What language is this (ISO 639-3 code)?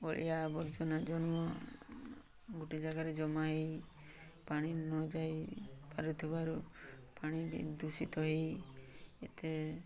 ori